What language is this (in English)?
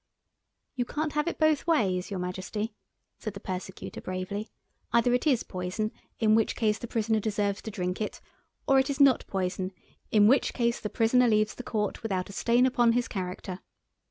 English